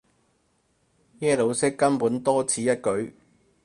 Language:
Cantonese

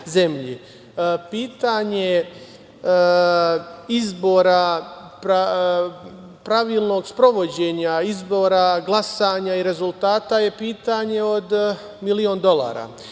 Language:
Serbian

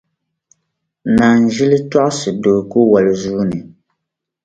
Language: Dagbani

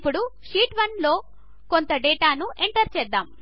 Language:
Telugu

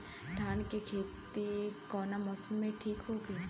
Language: Bhojpuri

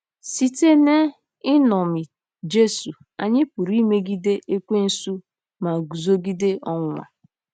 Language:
Igbo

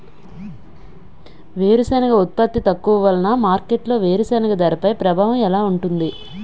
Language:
Telugu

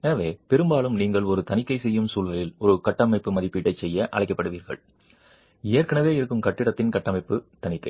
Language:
Tamil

